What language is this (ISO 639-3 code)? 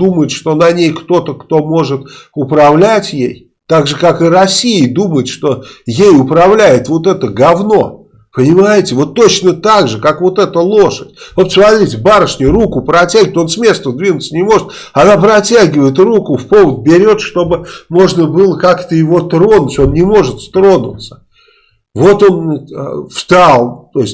rus